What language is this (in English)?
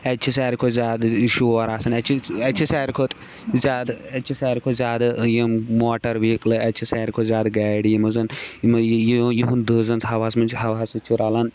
Kashmiri